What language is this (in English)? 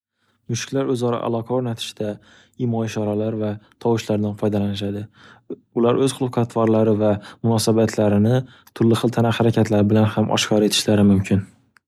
Uzbek